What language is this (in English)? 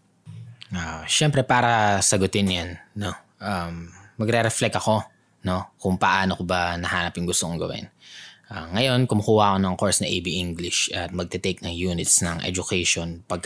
Filipino